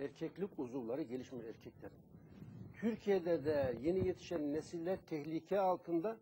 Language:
Turkish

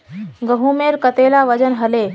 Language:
Magahi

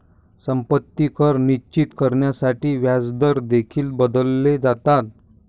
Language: Marathi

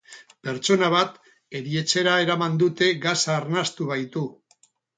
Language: Basque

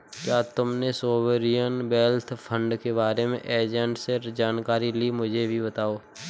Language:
Hindi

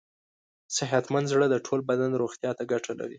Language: Pashto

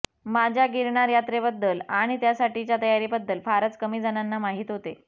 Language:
Marathi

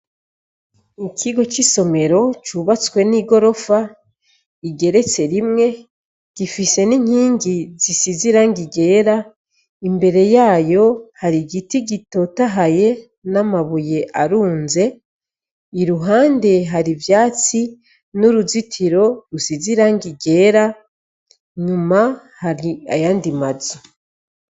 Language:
Rundi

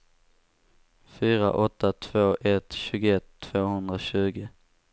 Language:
Swedish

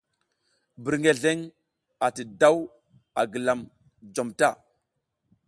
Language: South Giziga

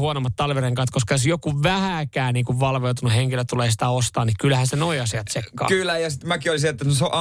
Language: Finnish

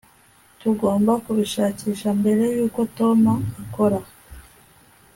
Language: Kinyarwanda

